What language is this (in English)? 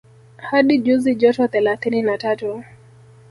Swahili